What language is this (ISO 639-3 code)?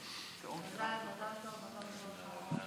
heb